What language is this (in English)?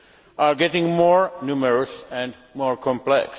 English